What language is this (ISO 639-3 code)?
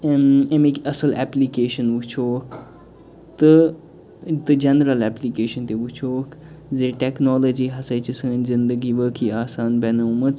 kas